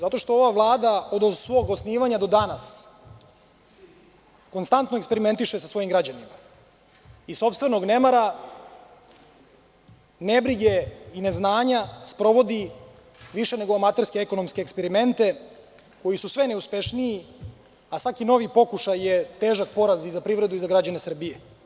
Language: Serbian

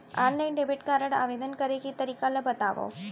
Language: Chhattisgarhi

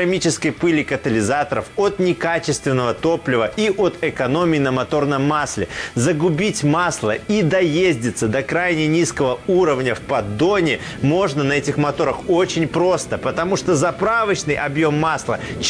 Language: Russian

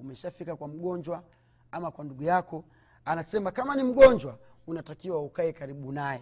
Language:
Swahili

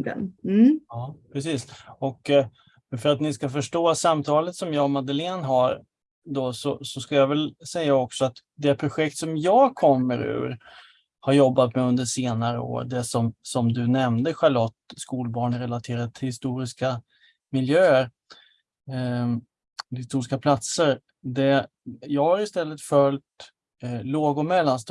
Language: Swedish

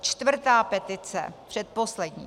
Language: Czech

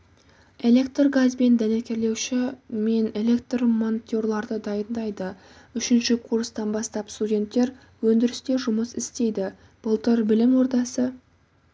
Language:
Kazakh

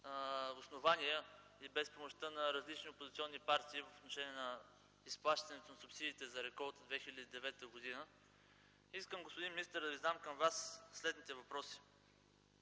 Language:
Bulgarian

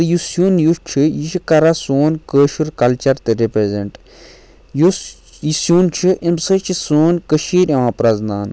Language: Kashmiri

